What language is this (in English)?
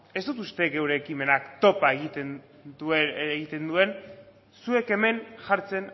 Basque